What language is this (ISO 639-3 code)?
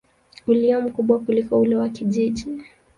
swa